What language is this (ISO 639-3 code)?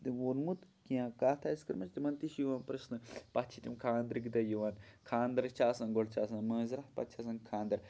kas